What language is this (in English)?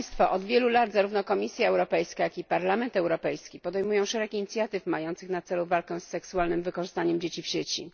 Polish